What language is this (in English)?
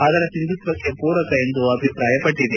Kannada